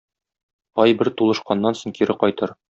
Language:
Tatar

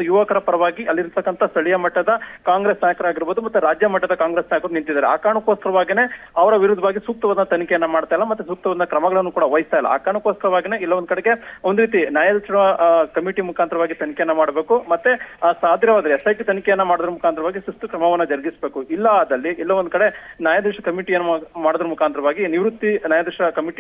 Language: Kannada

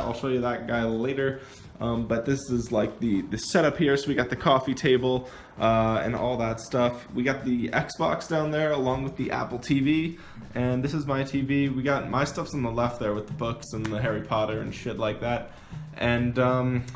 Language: English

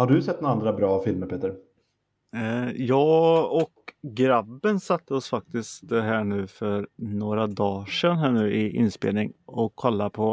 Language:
Swedish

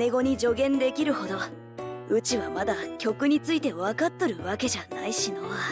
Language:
Japanese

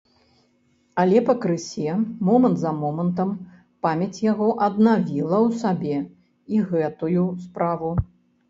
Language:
Belarusian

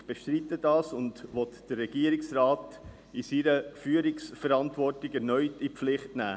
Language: Swiss German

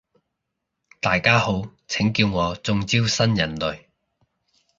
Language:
Cantonese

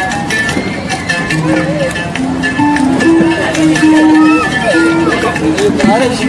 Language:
Arabic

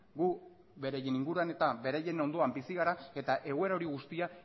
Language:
Basque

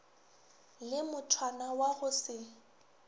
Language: Northern Sotho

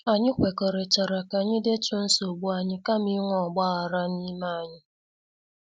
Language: Igbo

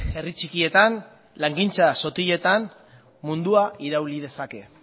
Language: Basque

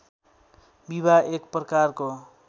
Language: Nepali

